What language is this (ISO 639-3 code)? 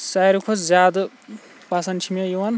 kas